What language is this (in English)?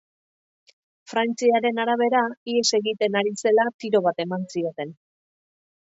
Basque